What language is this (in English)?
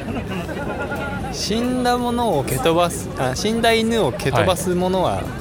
Japanese